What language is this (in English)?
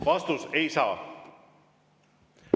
Estonian